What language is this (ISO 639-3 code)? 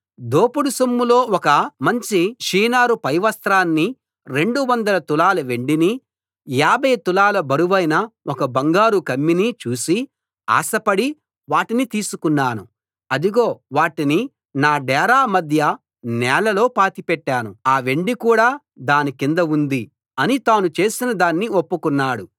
tel